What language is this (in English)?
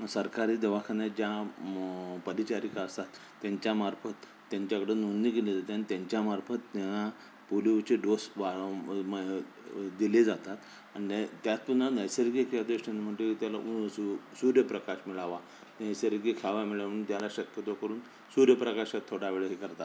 Marathi